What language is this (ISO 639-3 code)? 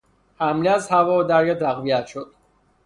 fas